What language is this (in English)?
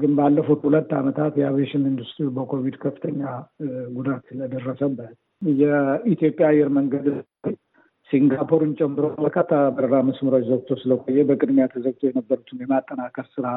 Amharic